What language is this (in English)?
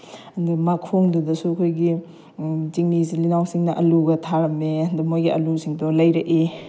Manipuri